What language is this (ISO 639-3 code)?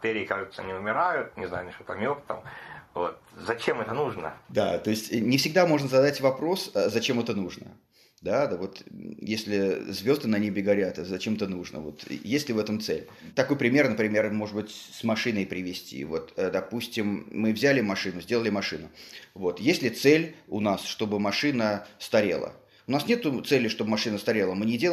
rus